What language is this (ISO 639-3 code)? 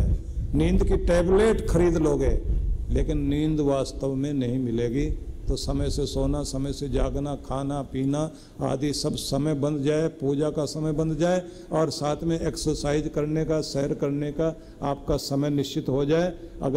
hin